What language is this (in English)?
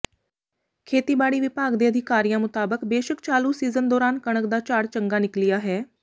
Punjabi